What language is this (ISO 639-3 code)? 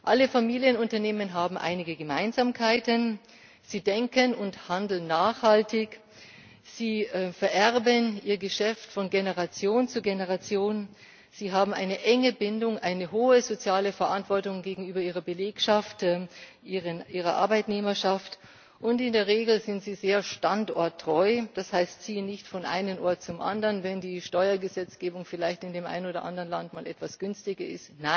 deu